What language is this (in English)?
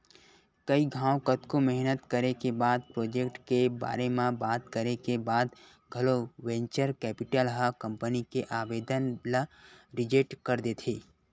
Chhattisgarhi